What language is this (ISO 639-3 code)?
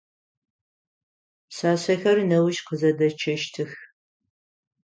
ady